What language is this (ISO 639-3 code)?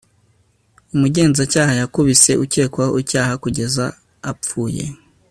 kin